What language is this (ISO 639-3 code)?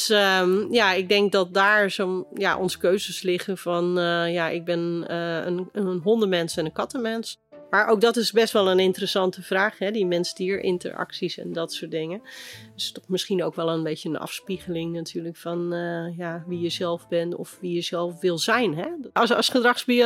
nld